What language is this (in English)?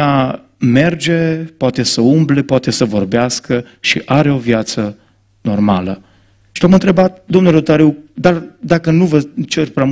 Romanian